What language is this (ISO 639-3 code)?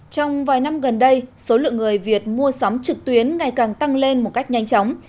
vie